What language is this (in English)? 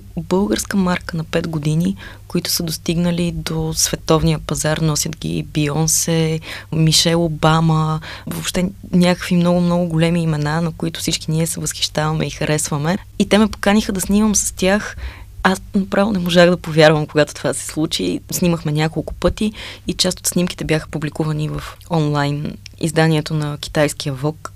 Bulgarian